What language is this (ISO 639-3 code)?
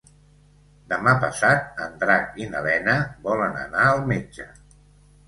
cat